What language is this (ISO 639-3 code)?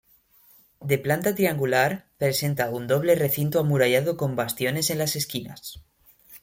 spa